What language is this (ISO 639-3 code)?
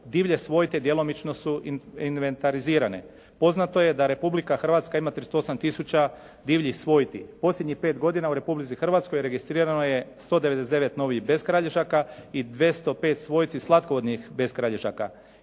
hrv